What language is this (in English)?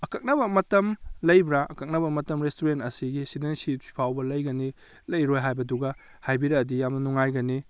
Manipuri